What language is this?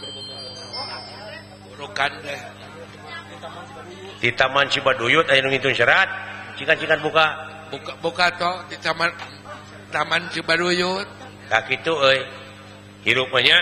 Indonesian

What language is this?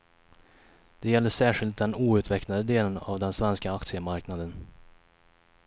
Swedish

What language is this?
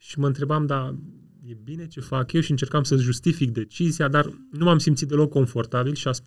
Romanian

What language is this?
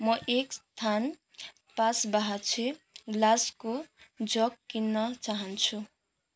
Nepali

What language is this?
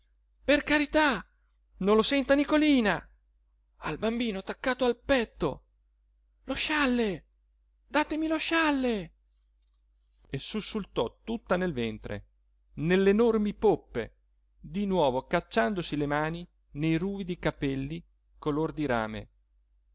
Italian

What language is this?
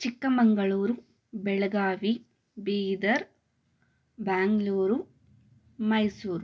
Kannada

